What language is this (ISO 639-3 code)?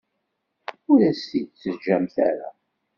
kab